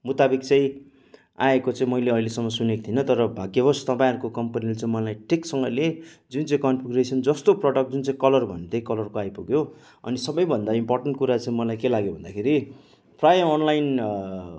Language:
Nepali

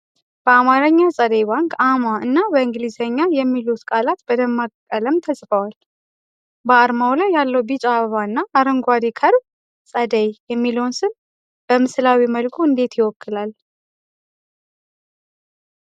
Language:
Amharic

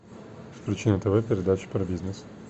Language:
Russian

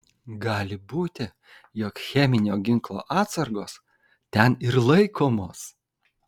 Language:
Lithuanian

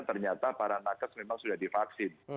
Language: Indonesian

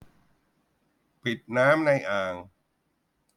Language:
Thai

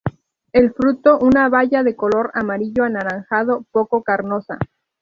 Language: Spanish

